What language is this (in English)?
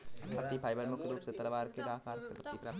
Hindi